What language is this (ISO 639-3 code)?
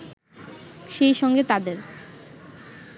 ben